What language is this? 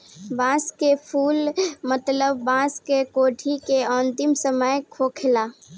Bhojpuri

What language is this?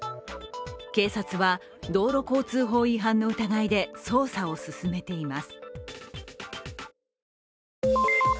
Japanese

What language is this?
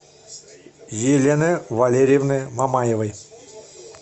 Russian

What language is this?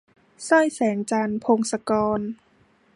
Thai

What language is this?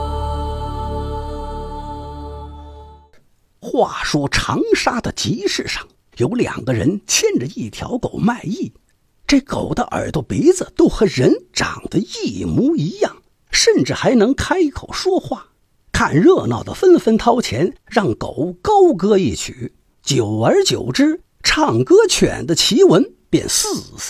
Chinese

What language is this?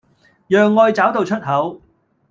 Cantonese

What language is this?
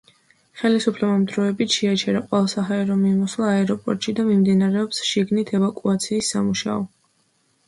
Georgian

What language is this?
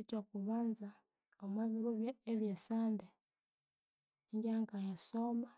Konzo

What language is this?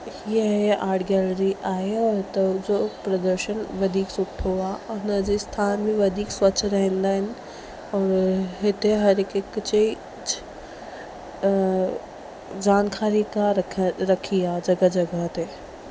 Sindhi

